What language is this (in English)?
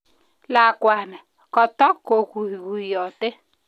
Kalenjin